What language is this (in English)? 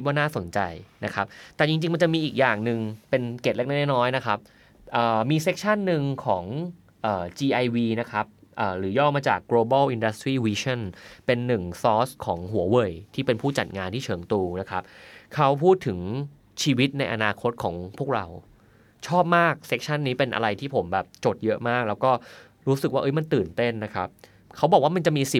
Thai